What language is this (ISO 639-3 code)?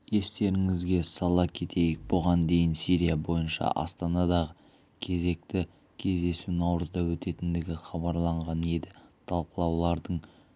kaz